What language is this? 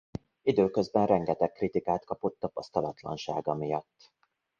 Hungarian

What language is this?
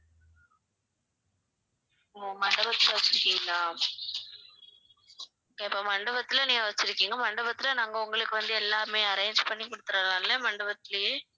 Tamil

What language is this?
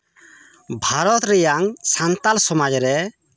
Santali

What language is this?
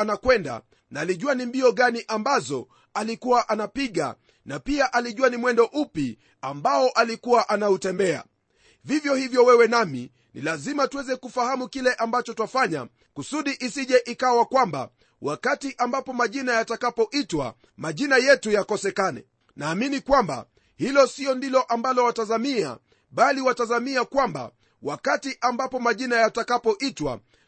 Swahili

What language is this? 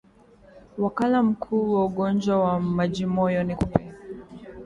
Swahili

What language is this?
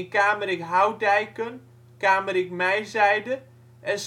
Dutch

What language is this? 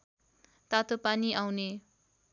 Nepali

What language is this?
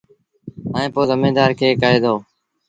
Sindhi Bhil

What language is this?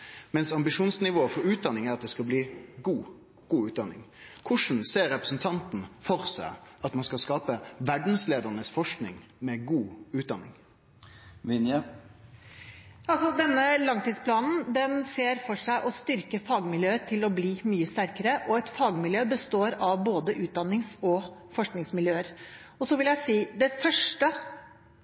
Norwegian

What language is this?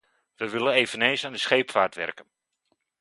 Dutch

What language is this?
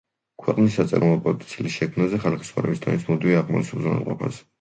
Georgian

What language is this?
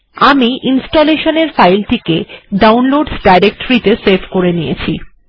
Bangla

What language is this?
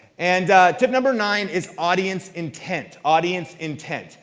English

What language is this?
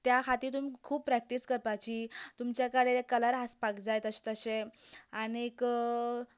Konkani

